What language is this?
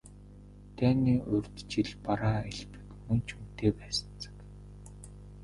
Mongolian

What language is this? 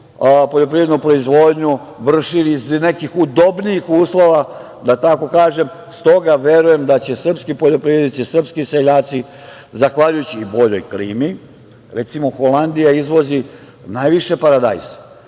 Serbian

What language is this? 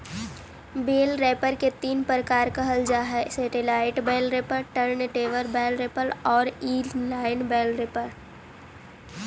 Magahi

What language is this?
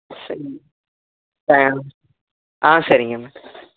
Tamil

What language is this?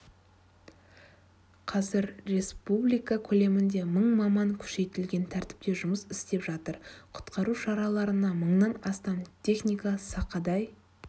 Kazakh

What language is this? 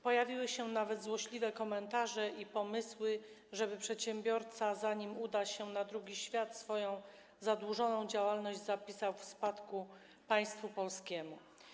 Polish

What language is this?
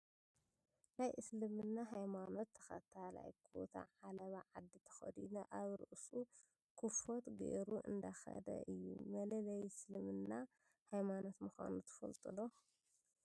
Tigrinya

